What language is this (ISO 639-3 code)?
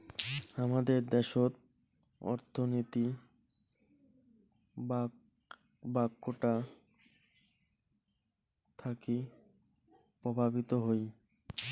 ben